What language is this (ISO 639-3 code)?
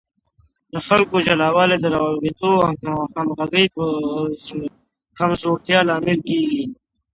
pus